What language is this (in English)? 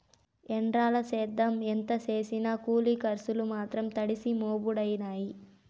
Telugu